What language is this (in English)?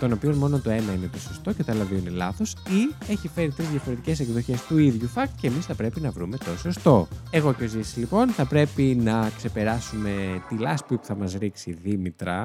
Greek